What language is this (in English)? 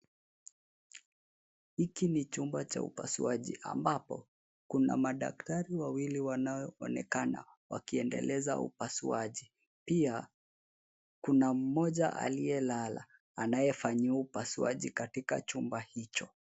Swahili